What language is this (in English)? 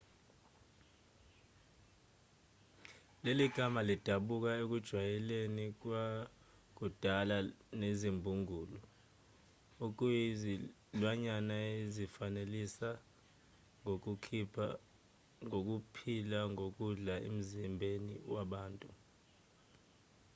Zulu